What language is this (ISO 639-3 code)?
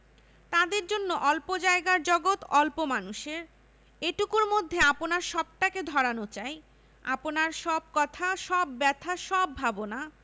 ben